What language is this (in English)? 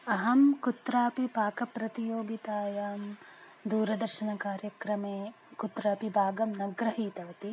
Sanskrit